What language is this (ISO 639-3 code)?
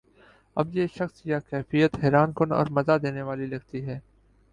urd